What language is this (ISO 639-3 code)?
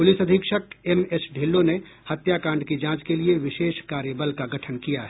hin